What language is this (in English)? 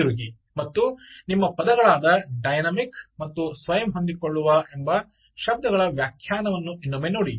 Kannada